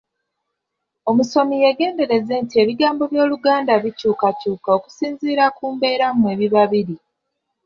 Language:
Ganda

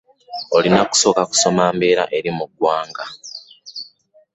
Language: Ganda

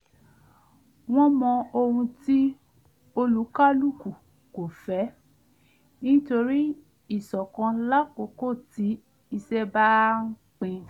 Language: Yoruba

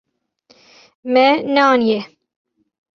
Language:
Kurdish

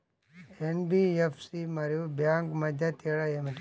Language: Telugu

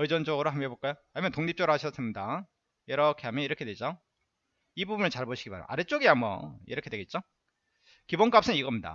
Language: Korean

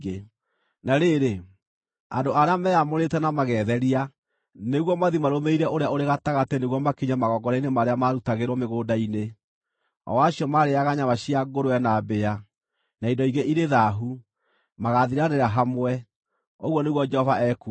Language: Kikuyu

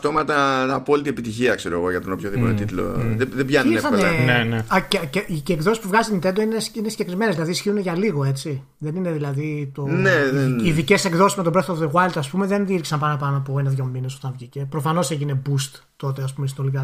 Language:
Greek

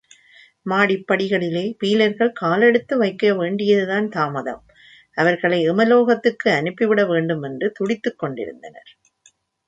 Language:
Tamil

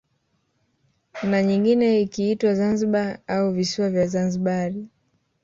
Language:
Swahili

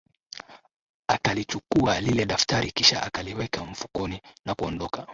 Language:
Swahili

